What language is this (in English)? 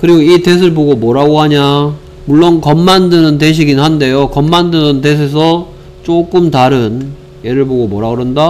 Korean